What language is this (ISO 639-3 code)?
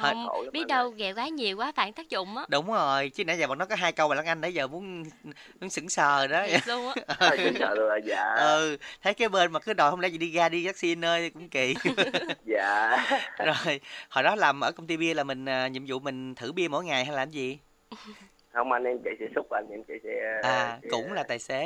vie